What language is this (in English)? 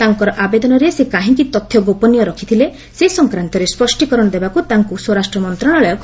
Odia